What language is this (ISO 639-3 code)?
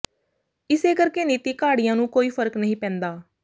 pan